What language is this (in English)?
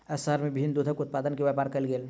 Maithili